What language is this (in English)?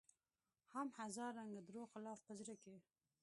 Pashto